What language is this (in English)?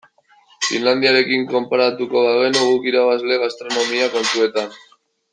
Basque